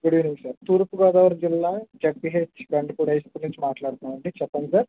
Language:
Telugu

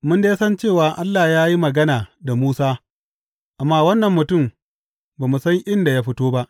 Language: Hausa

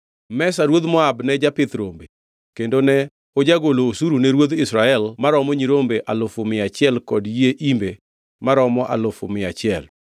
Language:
Luo (Kenya and Tanzania)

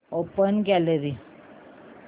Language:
Marathi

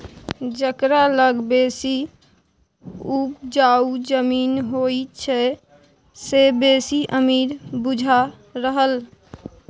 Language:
Maithili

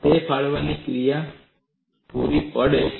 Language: Gujarati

